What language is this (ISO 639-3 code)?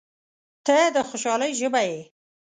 pus